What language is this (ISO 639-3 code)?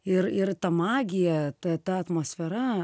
lit